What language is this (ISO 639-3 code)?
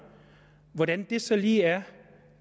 dan